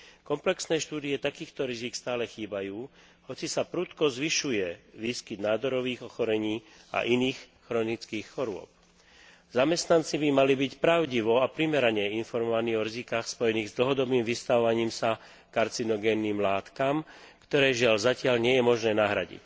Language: Slovak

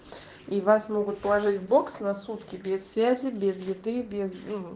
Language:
Russian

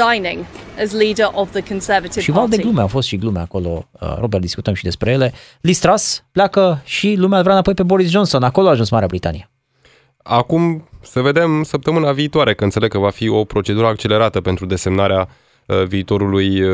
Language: Romanian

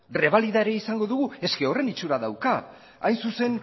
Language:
Basque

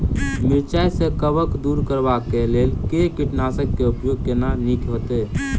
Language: Maithili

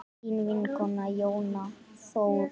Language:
Icelandic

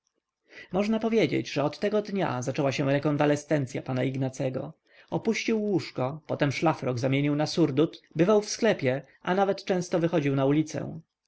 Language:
Polish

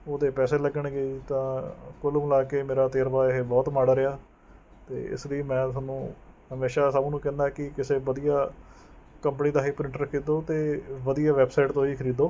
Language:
Punjabi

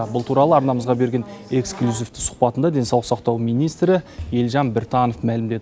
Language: Kazakh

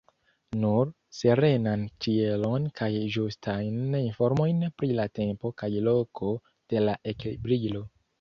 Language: Esperanto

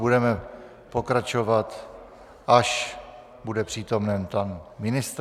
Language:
Czech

